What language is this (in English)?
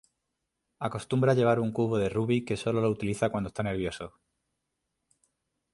Spanish